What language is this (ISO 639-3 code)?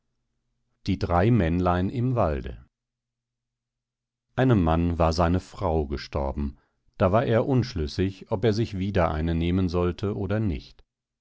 deu